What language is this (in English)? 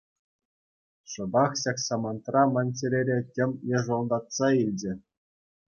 Chuvash